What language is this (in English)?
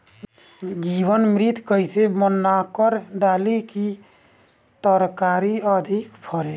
Bhojpuri